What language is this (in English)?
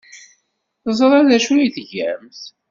Kabyle